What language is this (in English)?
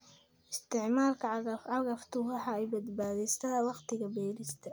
Somali